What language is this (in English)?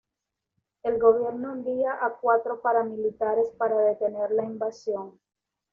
Spanish